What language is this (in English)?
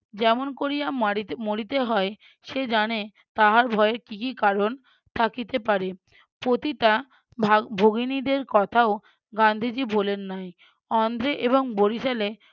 Bangla